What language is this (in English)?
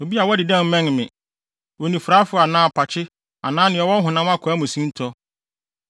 Akan